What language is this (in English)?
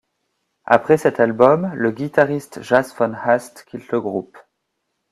French